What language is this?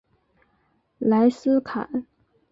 Chinese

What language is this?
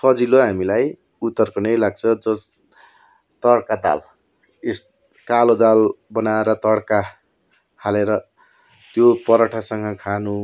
Nepali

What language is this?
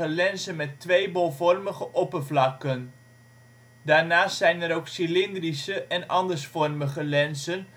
Dutch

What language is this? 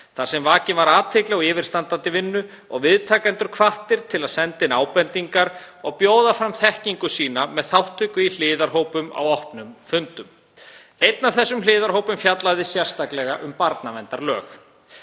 Icelandic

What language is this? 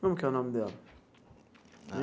Portuguese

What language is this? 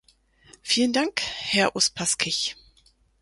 German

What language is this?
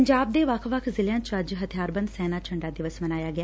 Punjabi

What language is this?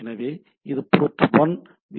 Tamil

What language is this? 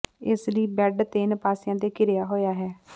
Punjabi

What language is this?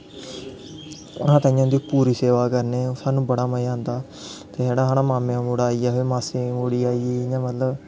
Dogri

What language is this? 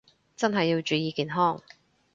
Cantonese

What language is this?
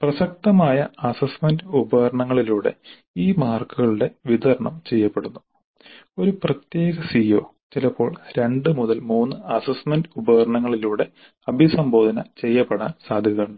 Malayalam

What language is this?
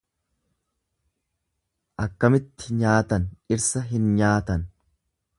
Oromo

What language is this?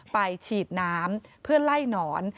Thai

